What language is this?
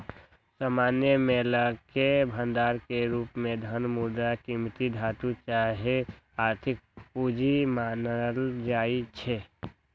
Magahi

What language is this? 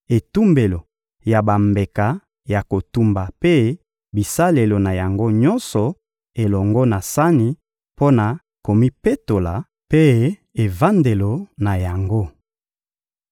Lingala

